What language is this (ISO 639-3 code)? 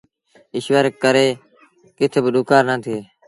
sbn